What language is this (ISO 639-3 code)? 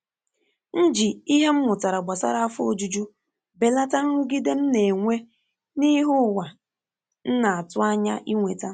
ibo